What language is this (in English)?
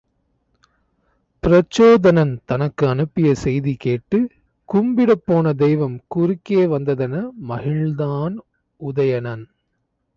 Tamil